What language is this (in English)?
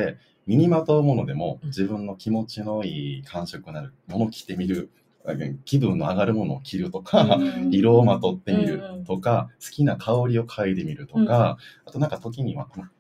Japanese